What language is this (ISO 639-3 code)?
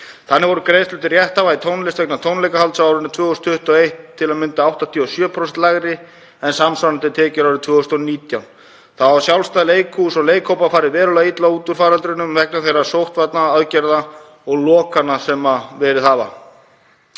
isl